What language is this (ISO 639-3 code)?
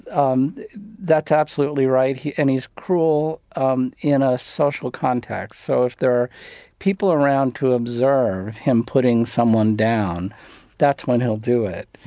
eng